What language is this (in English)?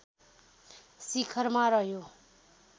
Nepali